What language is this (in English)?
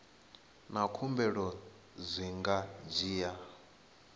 Venda